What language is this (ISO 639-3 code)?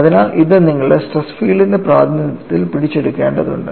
mal